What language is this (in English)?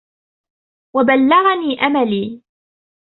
Arabic